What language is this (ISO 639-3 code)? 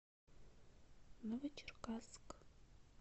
rus